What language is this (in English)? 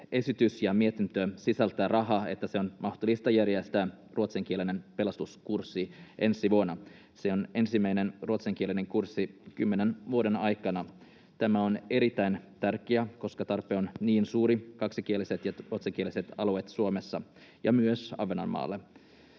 Finnish